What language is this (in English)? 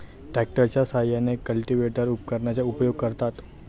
Marathi